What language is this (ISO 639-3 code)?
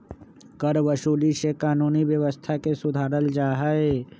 mag